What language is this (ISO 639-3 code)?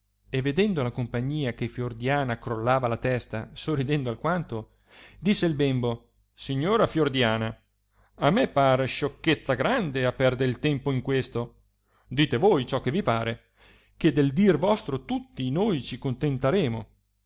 ita